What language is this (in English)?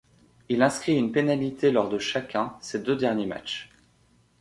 French